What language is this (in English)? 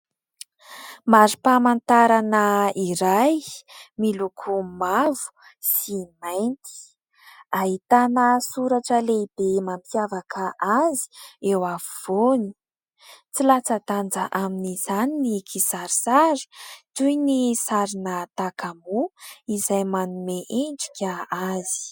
Malagasy